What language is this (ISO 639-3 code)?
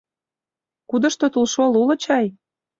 chm